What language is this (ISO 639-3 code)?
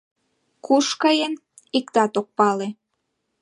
chm